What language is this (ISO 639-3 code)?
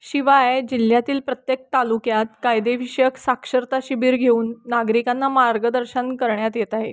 mar